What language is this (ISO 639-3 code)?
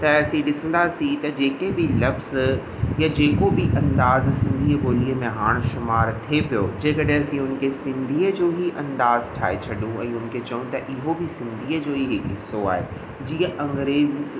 snd